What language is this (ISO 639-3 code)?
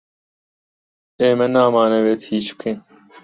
ckb